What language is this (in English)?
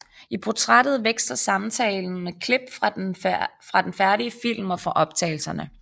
Danish